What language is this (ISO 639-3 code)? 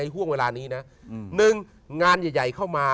tha